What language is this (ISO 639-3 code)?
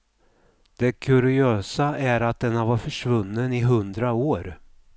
swe